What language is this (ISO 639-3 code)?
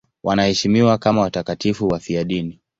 swa